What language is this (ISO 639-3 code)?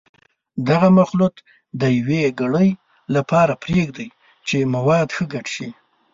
pus